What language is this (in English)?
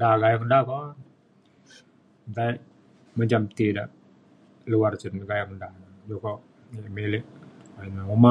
Mainstream Kenyah